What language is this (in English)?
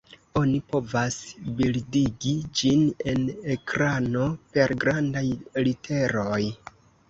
Esperanto